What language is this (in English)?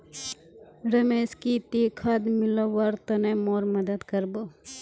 Magahi